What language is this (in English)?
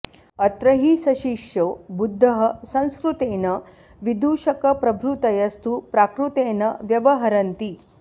Sanskrit